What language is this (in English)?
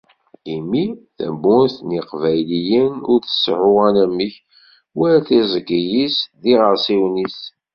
Kabyle